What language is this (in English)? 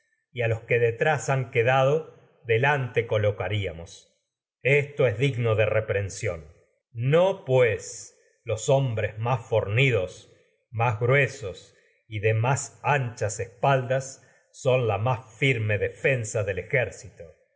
Spanish